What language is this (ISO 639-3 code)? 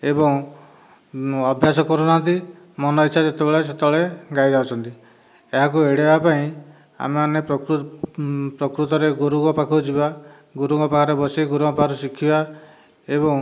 ori